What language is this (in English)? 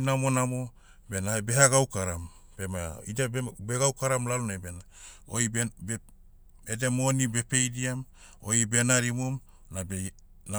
Motu